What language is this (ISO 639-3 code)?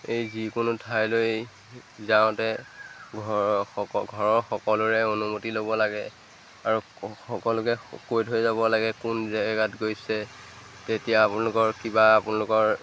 asm